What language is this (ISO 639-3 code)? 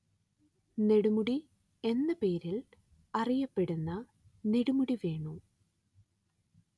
mal